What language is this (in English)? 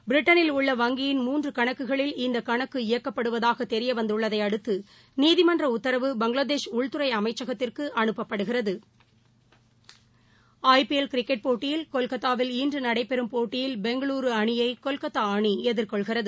Tamil